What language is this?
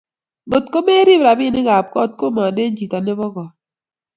Kalenjin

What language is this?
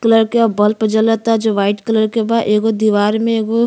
Bhojpuri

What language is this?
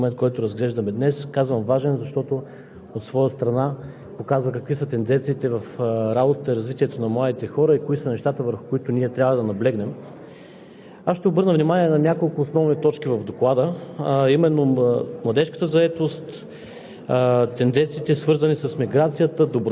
Bulgarian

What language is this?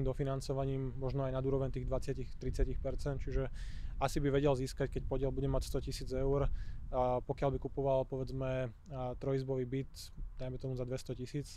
Slovak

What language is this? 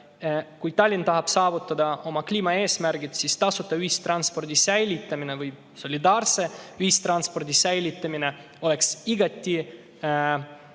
Estonian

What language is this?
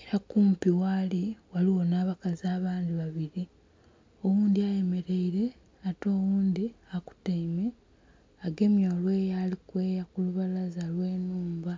Soga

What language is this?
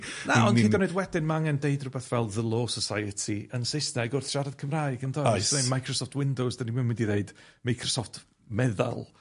Welsh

